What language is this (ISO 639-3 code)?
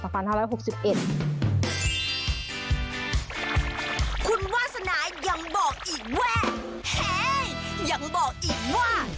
tha